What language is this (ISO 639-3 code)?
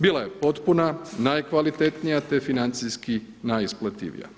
hrv